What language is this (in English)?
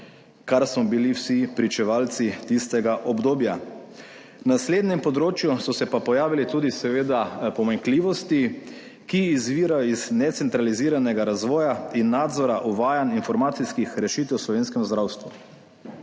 Slovenian